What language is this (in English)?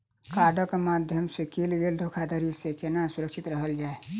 Maithili